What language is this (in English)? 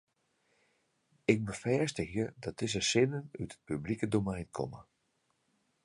Western Frisian